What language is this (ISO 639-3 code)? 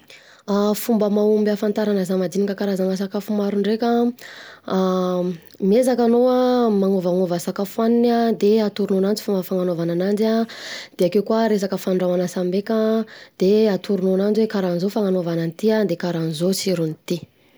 bzc